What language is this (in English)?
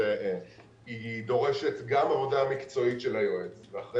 Hebrew